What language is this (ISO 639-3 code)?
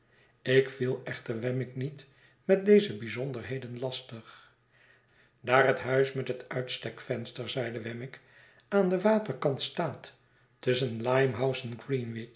nld